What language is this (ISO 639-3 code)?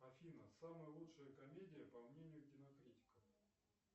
rus